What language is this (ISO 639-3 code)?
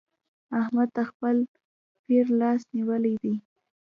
pus